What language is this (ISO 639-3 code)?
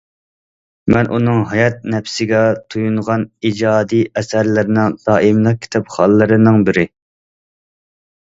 uig